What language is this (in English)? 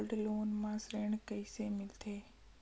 Chhattisgarhi